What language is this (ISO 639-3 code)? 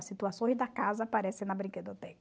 por